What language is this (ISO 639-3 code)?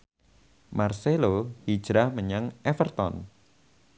jav